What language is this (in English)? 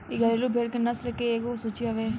Bhojpuri